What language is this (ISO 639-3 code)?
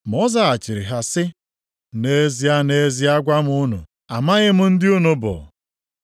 ibo